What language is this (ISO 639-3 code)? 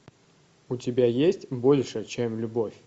rus